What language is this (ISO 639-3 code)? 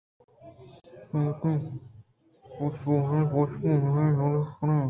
bgp